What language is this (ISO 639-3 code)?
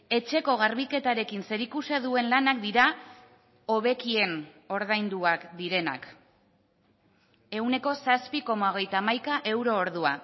eus